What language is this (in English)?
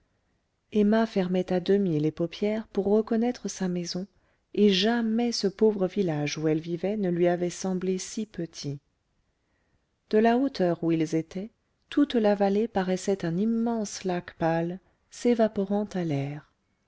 French